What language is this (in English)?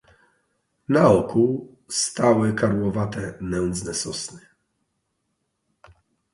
Polish